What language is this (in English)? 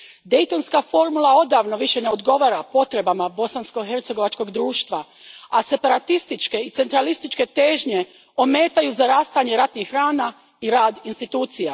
Croatian